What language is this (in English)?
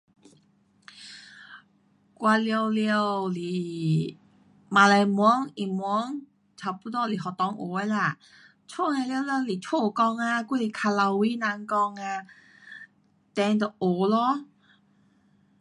Pu-Xian Chinese